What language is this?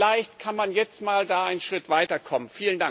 German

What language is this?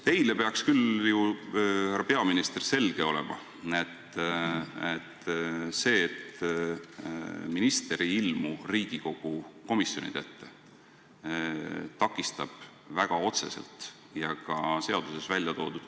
Estonian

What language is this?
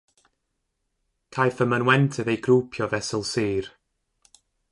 Welsh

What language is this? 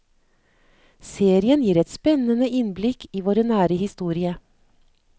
Norwegian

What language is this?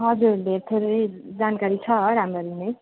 Nepali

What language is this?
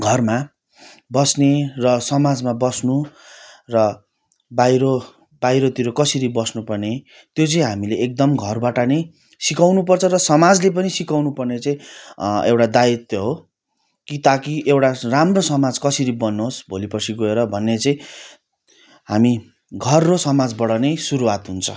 Nepali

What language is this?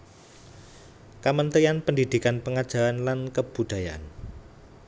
Javanese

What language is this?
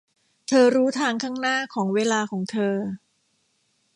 Thai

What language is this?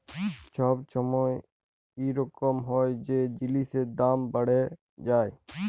Bangla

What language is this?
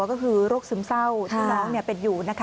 Thai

